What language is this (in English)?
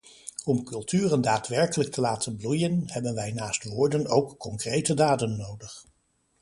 Dutch